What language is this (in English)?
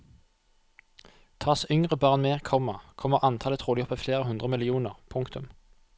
Norwegian